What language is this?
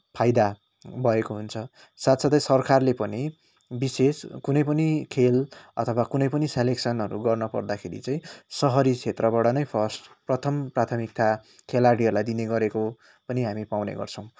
Nepali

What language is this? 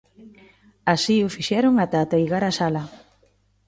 Galician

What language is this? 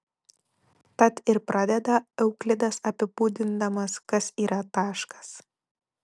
Lithuanian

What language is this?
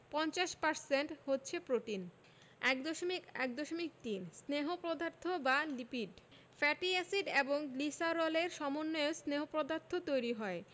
Bangla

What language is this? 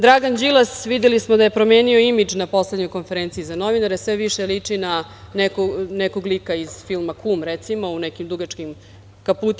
Serbian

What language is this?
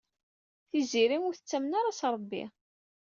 Kabyle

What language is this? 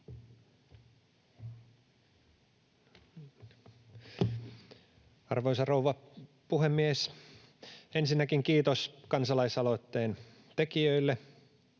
Finnish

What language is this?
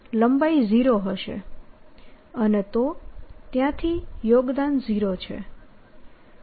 Gujarati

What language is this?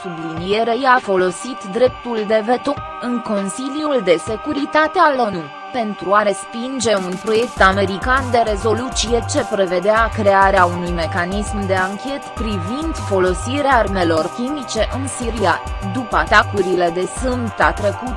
Romanian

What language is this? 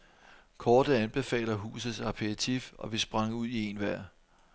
Danish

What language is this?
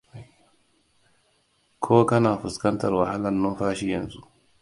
Hausa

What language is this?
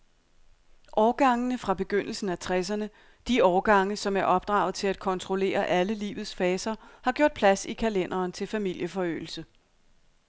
Danish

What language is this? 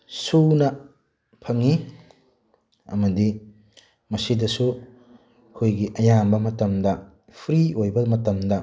Manipuri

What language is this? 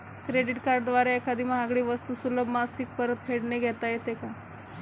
Marathi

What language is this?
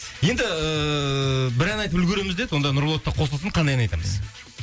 Kazakh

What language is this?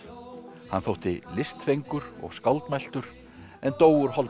Icelandic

